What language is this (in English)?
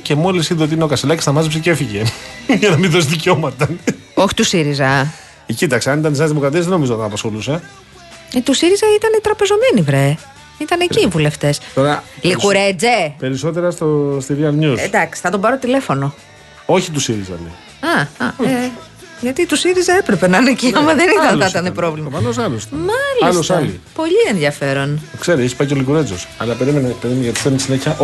Greek